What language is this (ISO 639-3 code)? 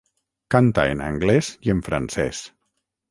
cat